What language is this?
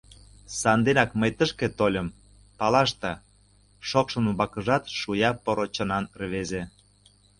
Mari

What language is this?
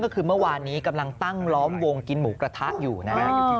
Thai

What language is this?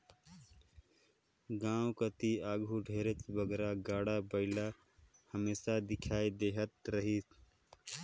Chhattisgarhi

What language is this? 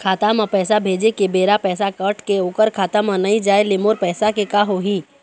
Chhattisgarhi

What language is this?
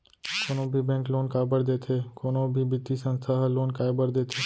Chhattisgarhi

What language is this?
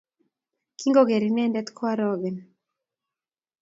Kalenjin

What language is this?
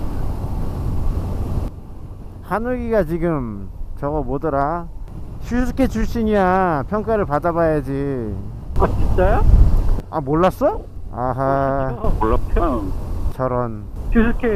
Korean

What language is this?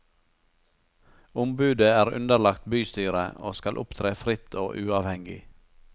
Norwegian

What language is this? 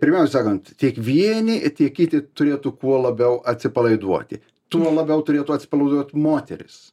Lithuanian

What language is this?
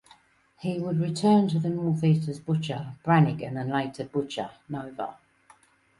English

